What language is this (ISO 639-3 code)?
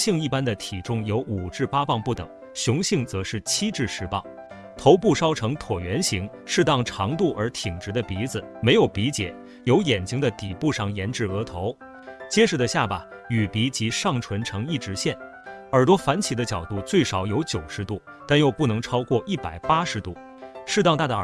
zho